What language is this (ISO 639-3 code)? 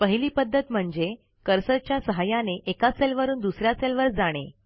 mar